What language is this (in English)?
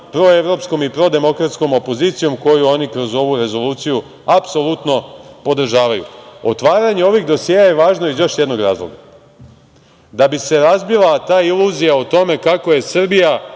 Serbian